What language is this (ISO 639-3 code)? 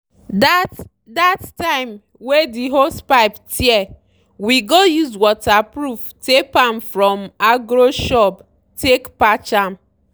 pcm